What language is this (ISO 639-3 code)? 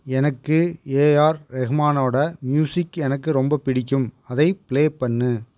tam